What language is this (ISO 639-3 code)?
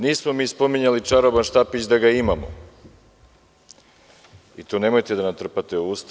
srp